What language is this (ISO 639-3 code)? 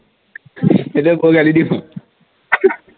asm